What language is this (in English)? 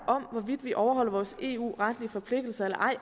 Danish